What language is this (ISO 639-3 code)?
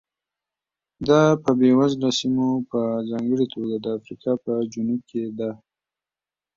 pus